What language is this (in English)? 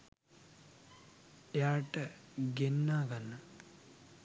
Sinhala